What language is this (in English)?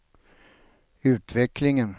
Swedish